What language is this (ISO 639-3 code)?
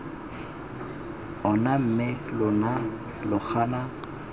tsn